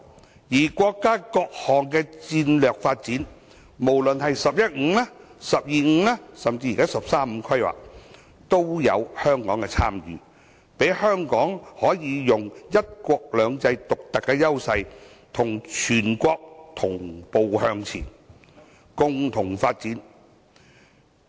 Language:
Cantonese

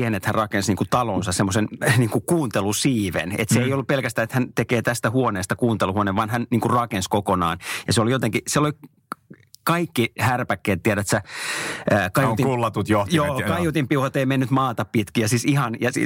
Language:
Finnish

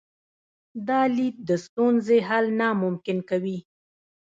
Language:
Pashto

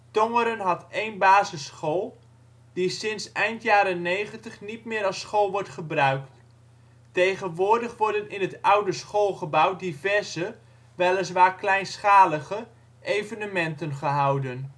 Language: Dutch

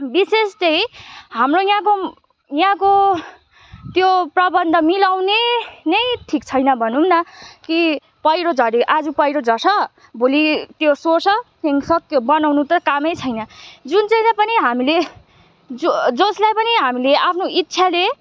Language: Nepali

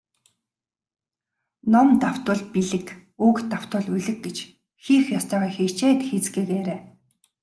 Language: Mongolian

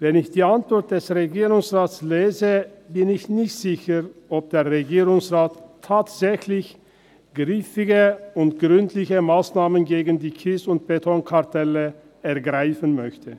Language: Swiss German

